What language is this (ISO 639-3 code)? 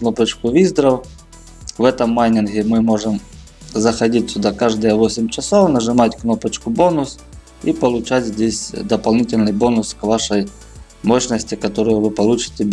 rus